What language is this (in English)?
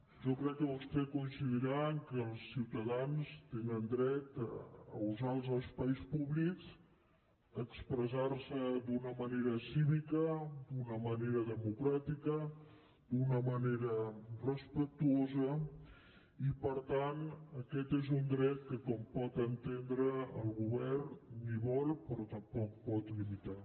Catalan